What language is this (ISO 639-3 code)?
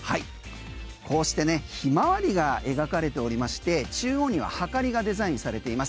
jpn